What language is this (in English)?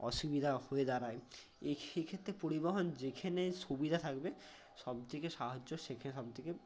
Bangla